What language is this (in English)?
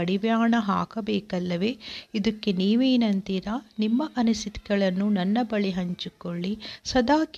Kannada